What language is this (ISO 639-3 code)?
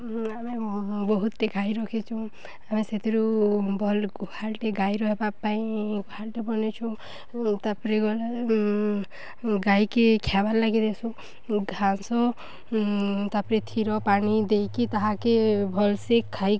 ori